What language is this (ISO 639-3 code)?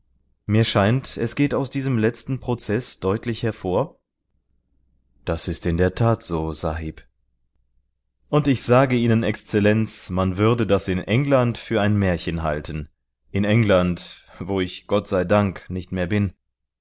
deu